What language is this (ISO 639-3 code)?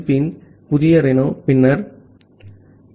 tam